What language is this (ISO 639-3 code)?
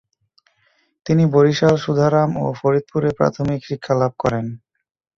ben